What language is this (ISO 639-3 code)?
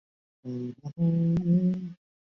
zho